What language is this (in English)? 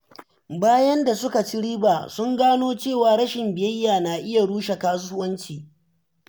Hausa